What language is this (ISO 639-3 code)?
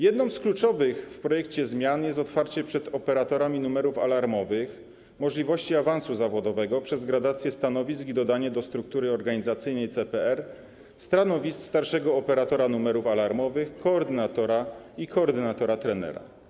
pol